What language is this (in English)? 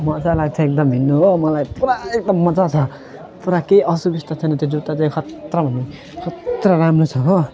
Nepali